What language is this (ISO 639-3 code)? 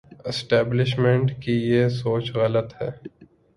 urd